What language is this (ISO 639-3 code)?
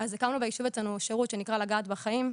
heb